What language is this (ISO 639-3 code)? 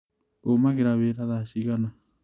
kik